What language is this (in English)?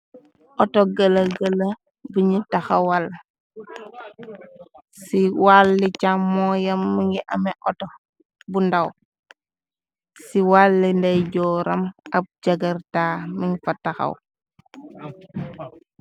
Wolof